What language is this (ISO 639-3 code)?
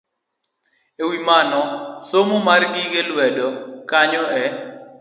luo